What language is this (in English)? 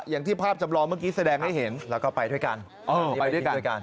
Thai